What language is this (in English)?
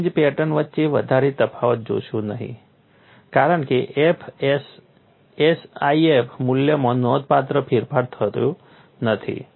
Gujarati